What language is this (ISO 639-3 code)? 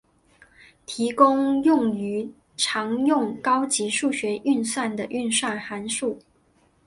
zho